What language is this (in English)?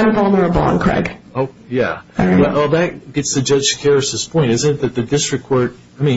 English